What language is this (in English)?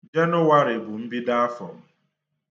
Igbo